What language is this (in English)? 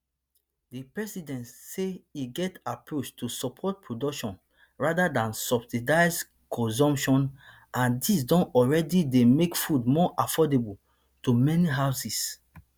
Nigerian Pidgin